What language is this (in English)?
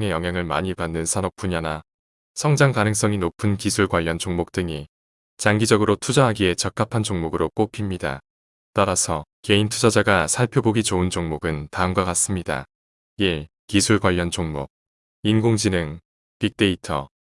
Korean